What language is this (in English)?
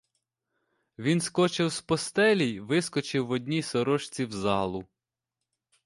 Ukrainian